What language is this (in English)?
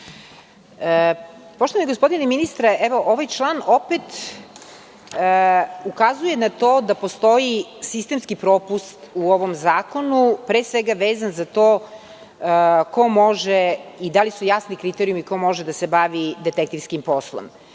Serbian